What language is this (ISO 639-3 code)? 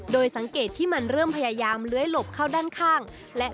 tha